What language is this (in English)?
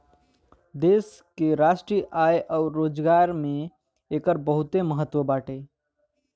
Bhojpuri